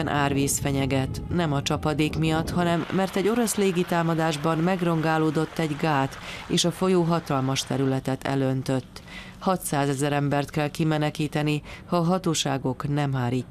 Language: Hungarian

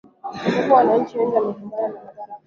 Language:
Swahili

